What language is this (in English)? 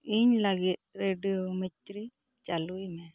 Santali